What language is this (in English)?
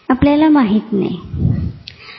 Marathi